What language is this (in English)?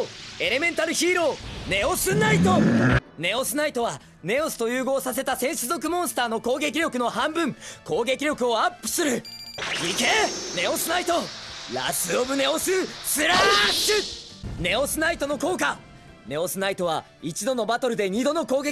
Japanese